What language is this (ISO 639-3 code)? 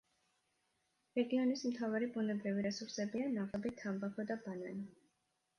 kat